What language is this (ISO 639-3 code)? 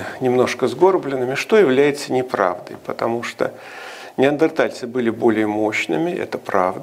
rus